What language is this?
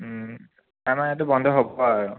Assamese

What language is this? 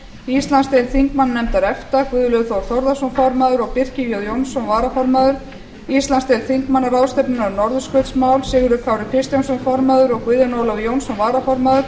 Icelandic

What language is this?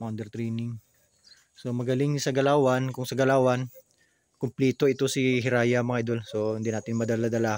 Filipino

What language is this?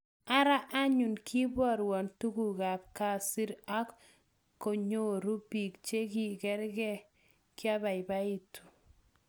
Kalenjin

